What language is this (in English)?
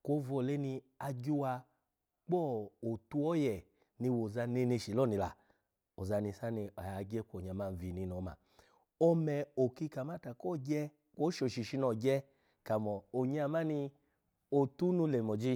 Alago